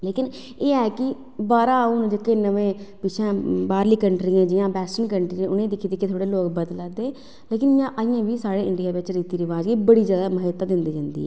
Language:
Dogri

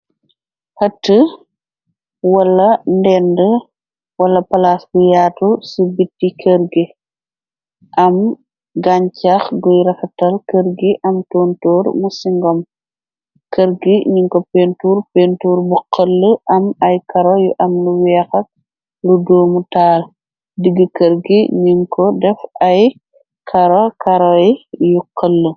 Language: Wolof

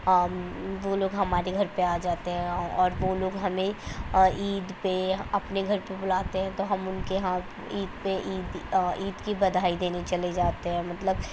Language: Urdu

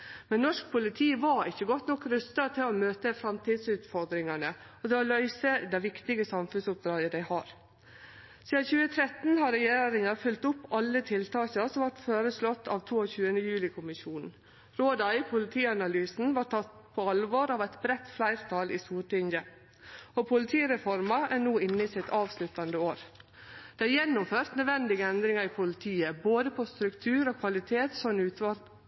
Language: Norwegian Nynorsk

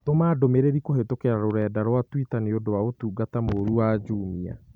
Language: Kikuyu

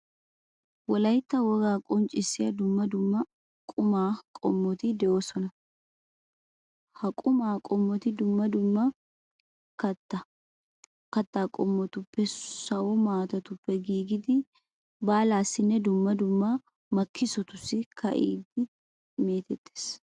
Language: Wolaytta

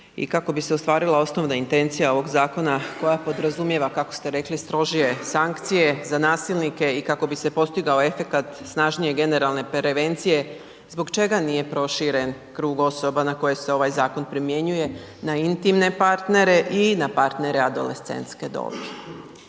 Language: Croatian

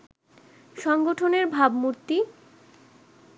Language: Bangla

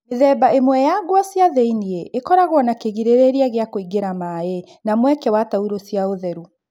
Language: Kikuyu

